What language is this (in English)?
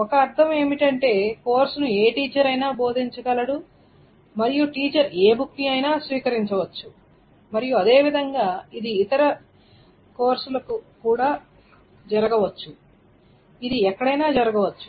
Telugu